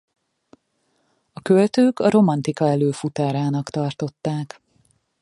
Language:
Hungarian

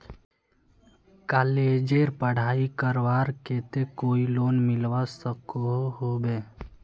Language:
Magahi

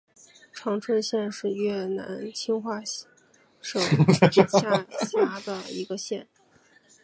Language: Chinese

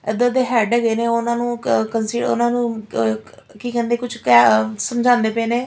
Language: Punjabi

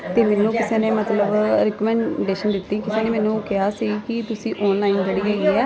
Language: Punjabi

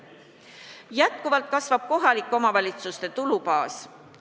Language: Estonian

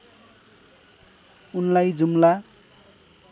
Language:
Nepali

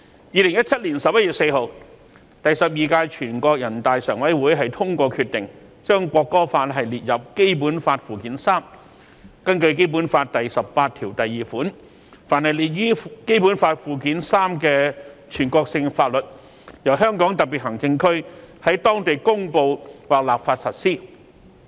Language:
Cantonese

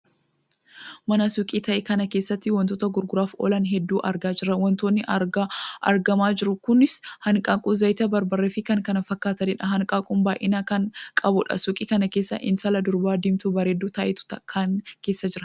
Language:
Oromo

